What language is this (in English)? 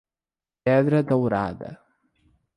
Portuguese